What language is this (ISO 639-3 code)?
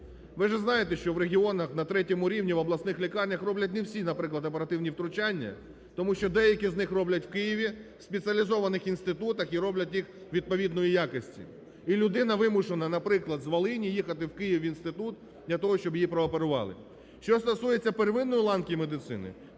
ukr